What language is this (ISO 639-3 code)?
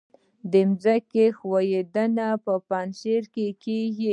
pus